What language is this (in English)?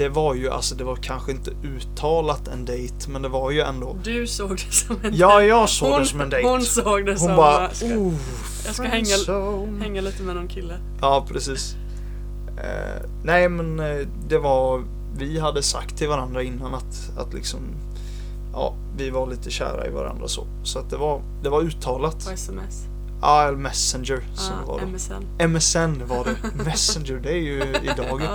Swedish